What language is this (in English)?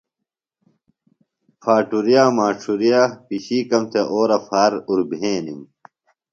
Phalura